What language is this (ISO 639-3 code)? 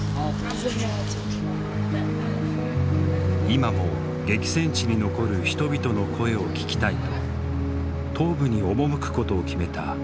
jpn